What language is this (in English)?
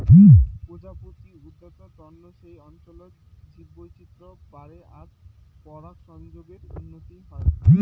Bangla